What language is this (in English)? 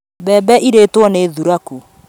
Kikuyu